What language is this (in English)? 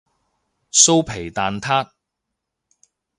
Cantonese